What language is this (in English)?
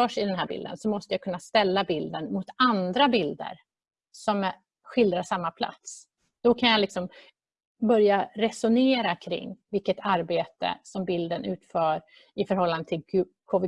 Swedish